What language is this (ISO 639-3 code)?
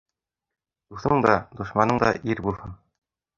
bak